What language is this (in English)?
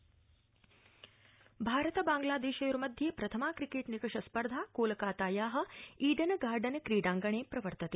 Sanskrit